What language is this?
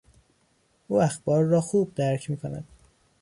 Persian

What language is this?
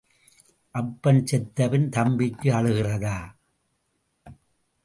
Tamil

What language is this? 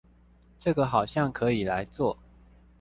Chinese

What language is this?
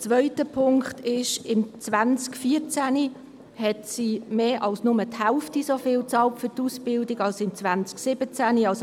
Swiss German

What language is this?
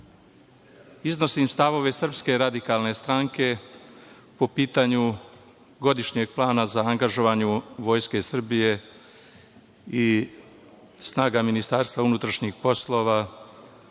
Serbian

